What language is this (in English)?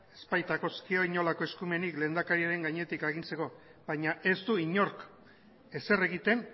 Basque